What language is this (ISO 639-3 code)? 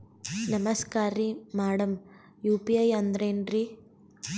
kan